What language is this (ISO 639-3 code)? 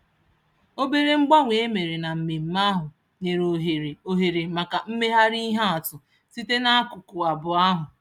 ibo